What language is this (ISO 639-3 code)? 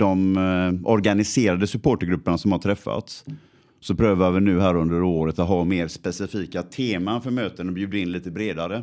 swe